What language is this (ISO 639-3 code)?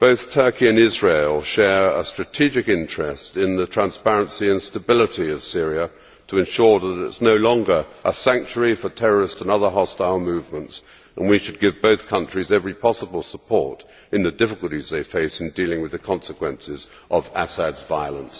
eng